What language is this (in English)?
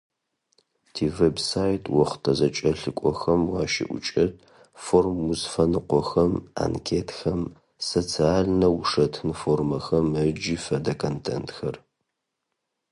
Adyghe